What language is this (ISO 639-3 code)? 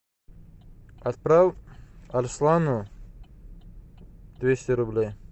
rus